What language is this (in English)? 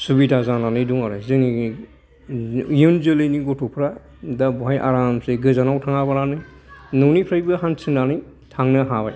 Bodo